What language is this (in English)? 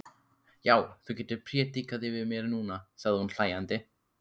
Icelandic